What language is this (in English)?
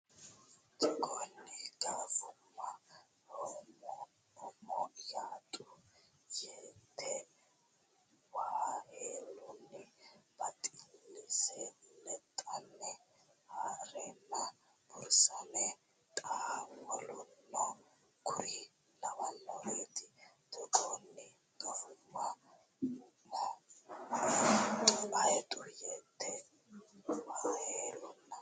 Sidamo